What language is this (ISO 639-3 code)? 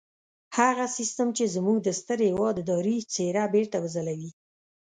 pus